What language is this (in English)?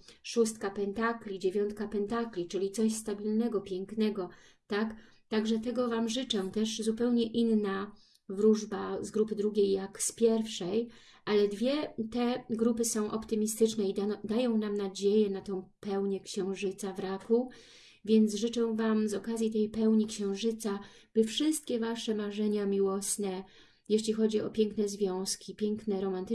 Polish